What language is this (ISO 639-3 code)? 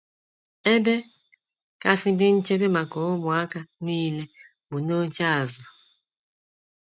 ibo